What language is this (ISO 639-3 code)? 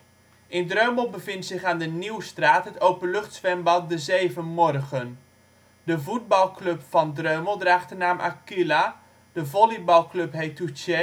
nld